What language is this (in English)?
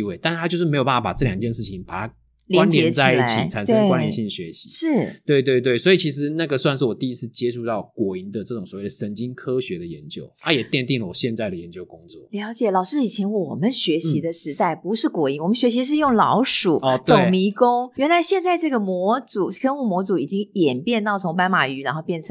Chinese